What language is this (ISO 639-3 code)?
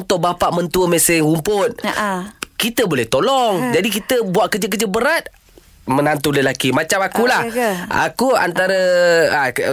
msa